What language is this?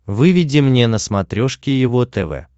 Russian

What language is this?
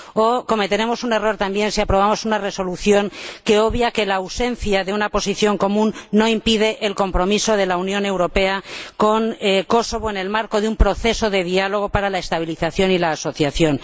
Spanish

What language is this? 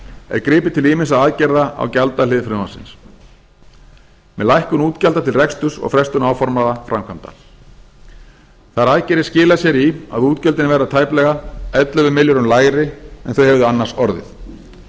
Icelandic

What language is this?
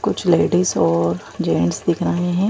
Hindi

